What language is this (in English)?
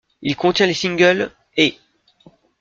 French